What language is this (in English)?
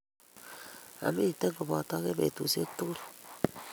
Kalenjin